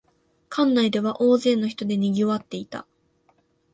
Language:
Japanese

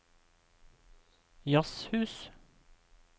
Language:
Norwegian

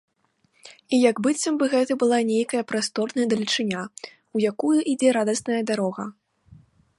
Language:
Belarusian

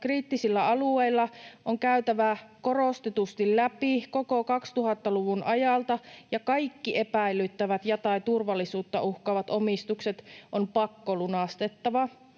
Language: Finnish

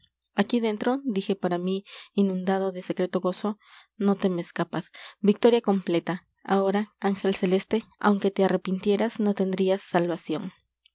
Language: Spanish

